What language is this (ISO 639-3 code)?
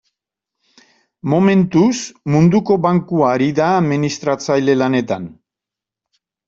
eus